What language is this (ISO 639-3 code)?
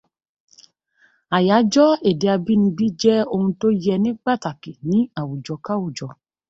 yor